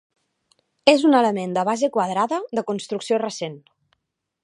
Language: Catalan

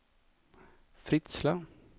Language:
Swedish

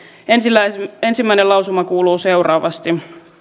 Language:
Finnish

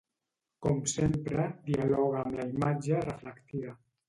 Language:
Catalan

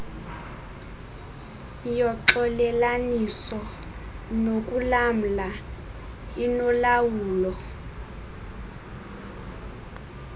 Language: Xhosa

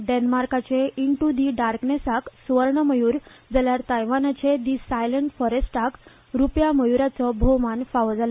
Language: Konkani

